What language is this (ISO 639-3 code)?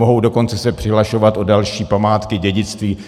ces